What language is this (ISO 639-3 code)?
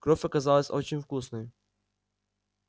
rus